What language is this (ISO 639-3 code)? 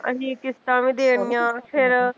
pan